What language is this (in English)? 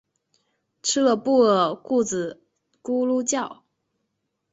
Chinese